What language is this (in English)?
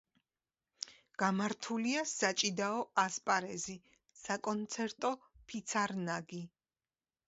Georgian